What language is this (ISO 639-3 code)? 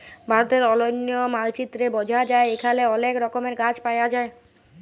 ben